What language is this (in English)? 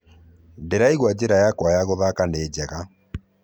Kikuyu